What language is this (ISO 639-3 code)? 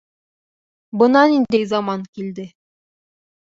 bak